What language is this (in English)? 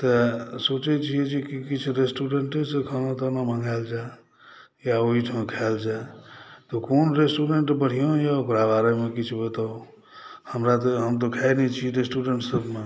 Maithili